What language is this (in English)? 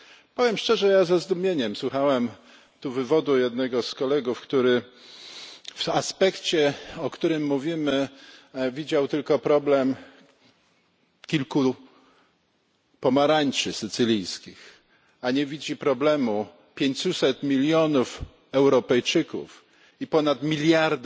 Polish